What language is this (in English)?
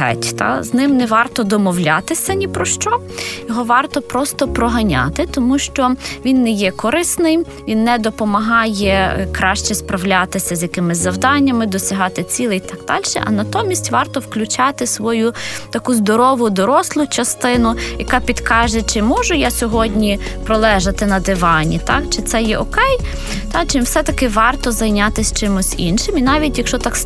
Ukrainian